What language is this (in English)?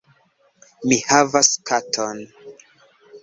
Esperanto